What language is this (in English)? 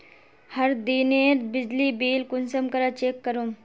Magahi